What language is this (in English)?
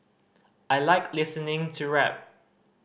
English